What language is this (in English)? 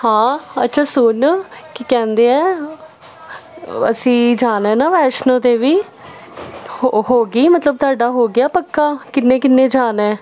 Punjabi